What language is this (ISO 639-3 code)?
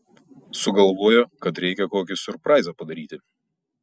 lit